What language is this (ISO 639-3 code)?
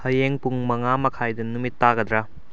mni